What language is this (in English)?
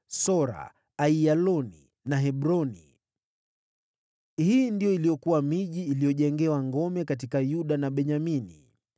Swahili